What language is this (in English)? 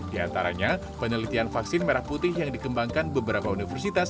Indonesian